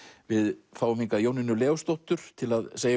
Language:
Icelandic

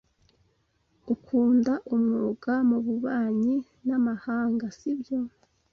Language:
Kinyarwanda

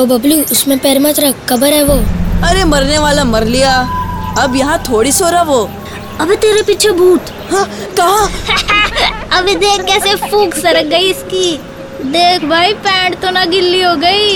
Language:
Hindi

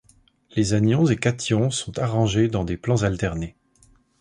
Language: French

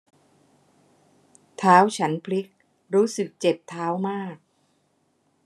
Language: Thai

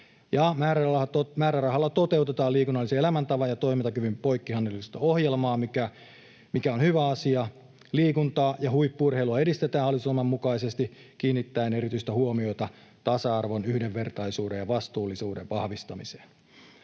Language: Finnish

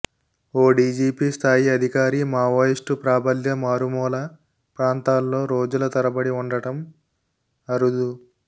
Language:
Telugu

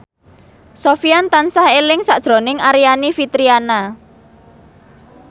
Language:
Javanese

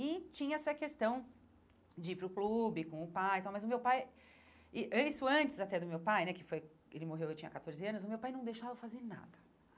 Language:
Portuguese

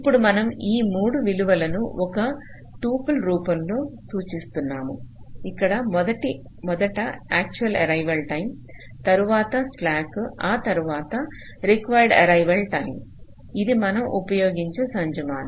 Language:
Telugu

